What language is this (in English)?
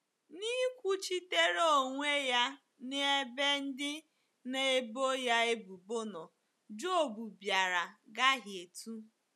Igbo